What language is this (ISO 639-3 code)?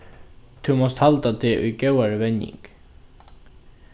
fao